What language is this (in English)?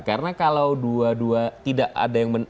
Indonesian